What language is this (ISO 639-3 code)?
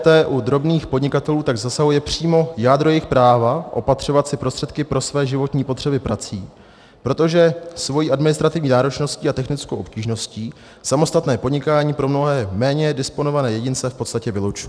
ces